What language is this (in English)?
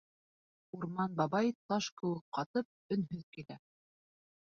Bashkir